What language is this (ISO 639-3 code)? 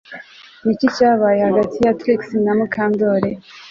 kin